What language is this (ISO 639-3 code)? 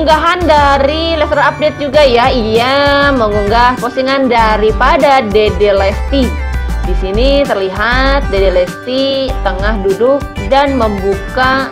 ind